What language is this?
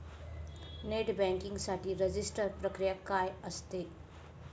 Marathi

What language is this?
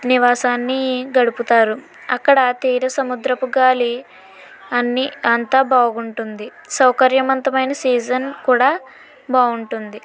Telugu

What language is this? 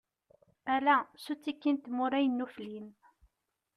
Kabyle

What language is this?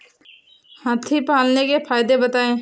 Hindi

